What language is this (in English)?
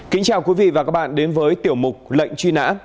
Vietnamese